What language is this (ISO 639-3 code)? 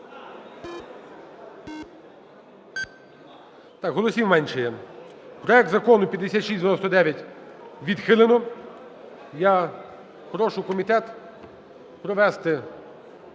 ukr